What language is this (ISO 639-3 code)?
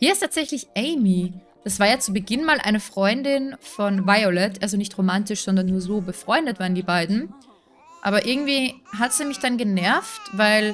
deu